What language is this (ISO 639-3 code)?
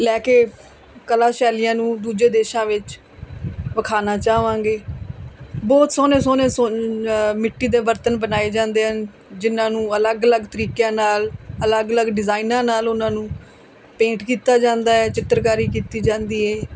pan